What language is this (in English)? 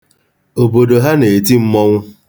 Igbo